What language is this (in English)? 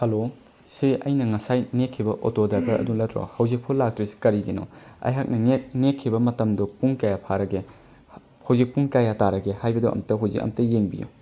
Manipuri